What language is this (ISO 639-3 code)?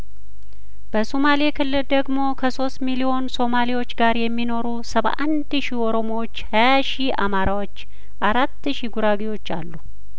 amh